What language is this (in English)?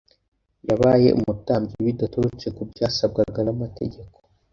Kinyarwanda